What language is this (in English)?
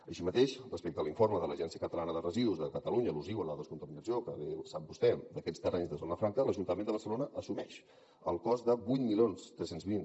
Catalan